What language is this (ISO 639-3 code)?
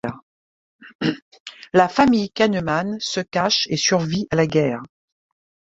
fra